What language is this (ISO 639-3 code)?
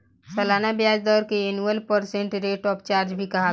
bho